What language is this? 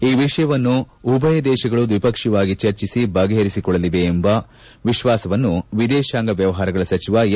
Kannada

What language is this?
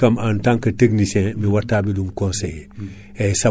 Fula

